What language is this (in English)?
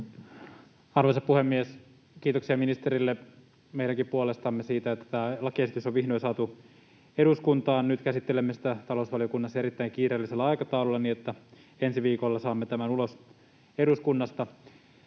Finnish